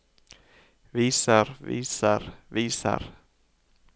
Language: Norwegian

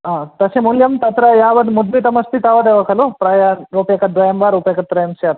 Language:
Sanskrit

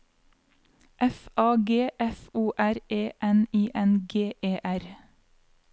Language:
Norwegian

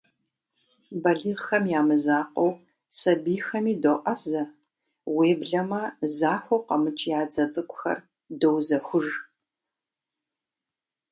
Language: Kabardian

